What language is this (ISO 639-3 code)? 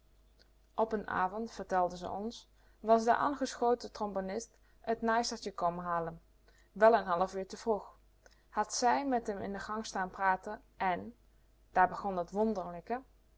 nld